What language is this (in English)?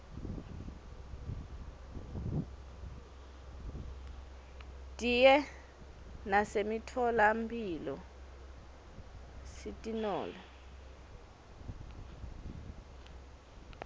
Swati